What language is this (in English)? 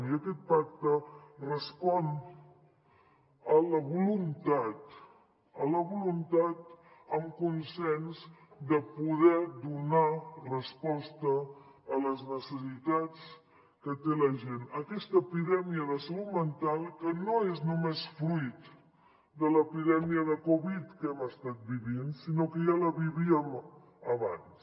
Catalan